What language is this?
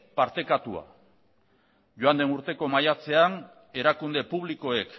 Basque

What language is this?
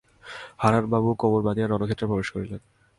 Bangla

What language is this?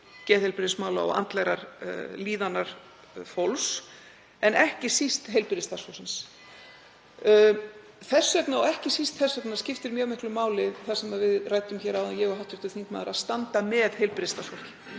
Icelandic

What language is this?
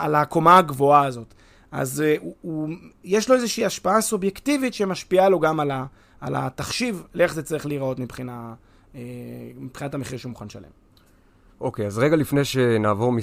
Hebrew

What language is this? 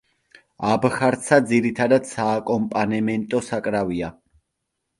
Georgian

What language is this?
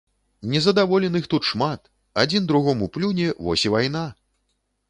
Belarusian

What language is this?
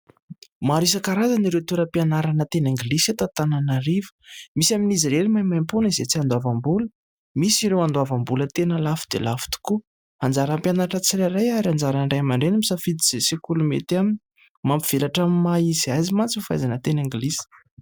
Malagasy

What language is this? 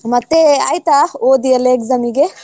Kannada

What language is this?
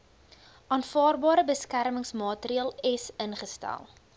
Afrikaans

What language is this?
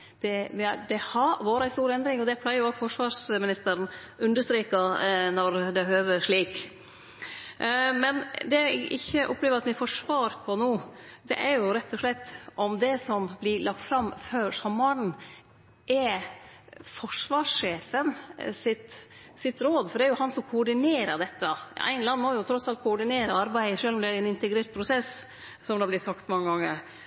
Norwegian Nynorsk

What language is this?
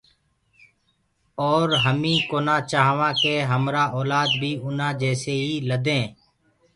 Gurgula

